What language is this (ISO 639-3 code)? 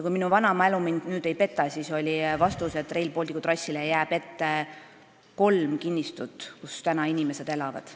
est